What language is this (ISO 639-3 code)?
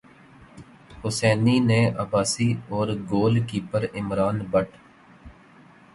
urd